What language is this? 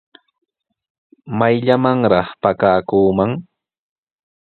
Sihuas Ancash Quechua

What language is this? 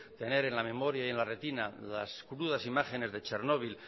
Spanish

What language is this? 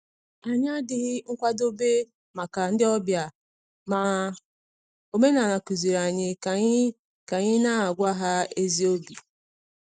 Igbo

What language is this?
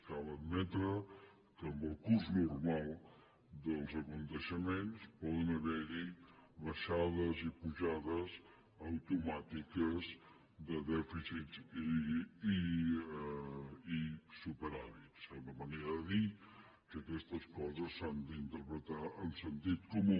Catalan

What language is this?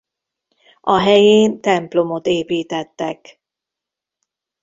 Hungarian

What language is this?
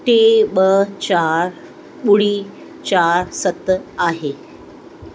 Sindhi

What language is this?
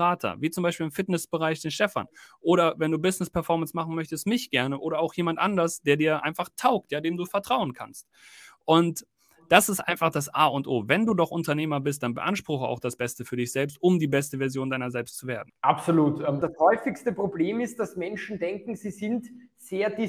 German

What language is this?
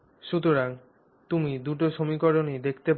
Bangla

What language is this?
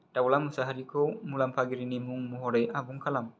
Bodo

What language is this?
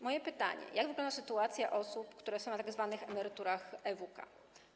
Polish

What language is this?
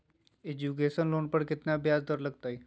Magahi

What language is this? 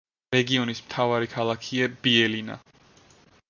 Georgian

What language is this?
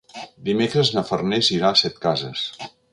Catalan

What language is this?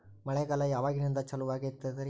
Kannada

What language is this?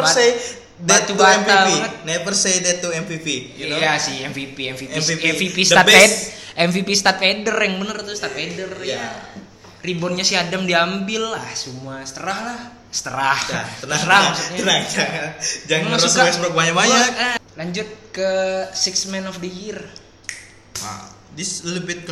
Indonesian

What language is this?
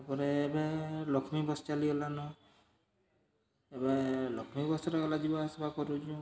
Odia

